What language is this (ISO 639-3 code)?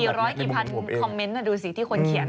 tha